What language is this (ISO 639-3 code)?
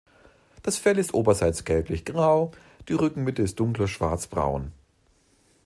deu